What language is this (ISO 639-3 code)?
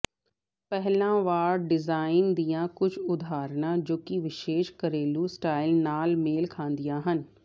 pan